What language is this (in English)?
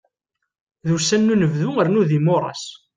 Kabyle